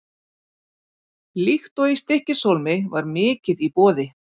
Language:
Icelandic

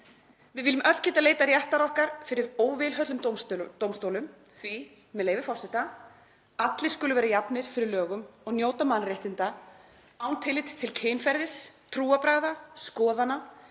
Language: Icelandic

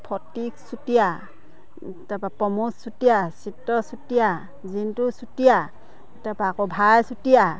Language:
Assamese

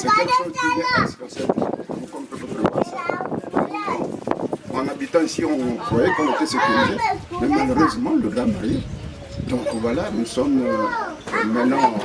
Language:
French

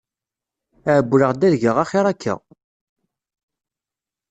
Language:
Kabyle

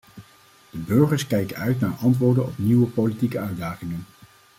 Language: Dutch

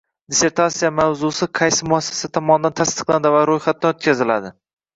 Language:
Uzbek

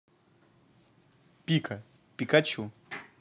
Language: Russian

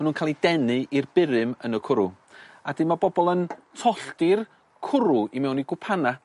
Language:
Welsh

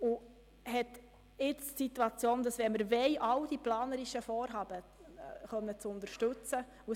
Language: Swiss German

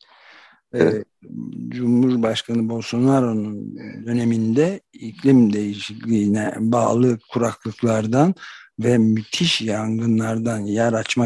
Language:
Turkish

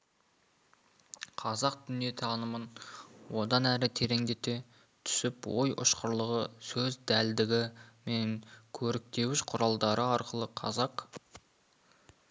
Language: Kazakh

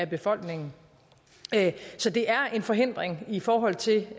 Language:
Danish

